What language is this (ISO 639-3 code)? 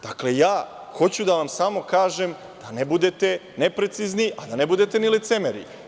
srp